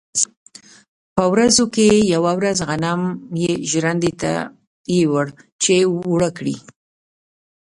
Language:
Pashto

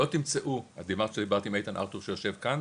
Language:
Hebrew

